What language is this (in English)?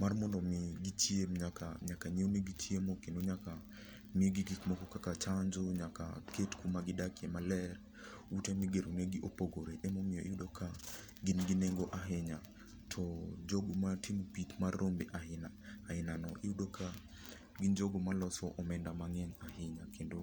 Luo (Kenya and Tanzania)